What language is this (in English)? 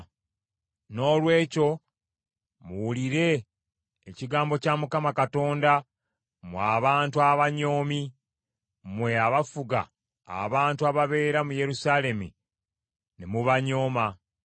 Ganda